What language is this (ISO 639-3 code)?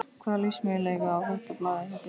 isl